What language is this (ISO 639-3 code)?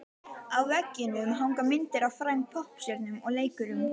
isl